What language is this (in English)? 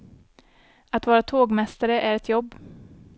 Swedish